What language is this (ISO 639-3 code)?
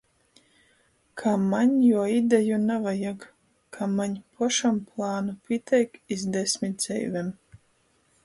ltg